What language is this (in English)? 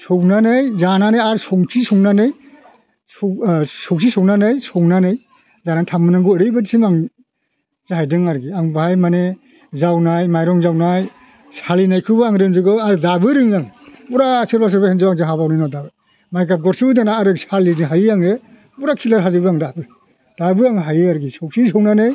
Bodo